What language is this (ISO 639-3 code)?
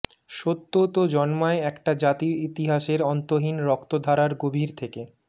ben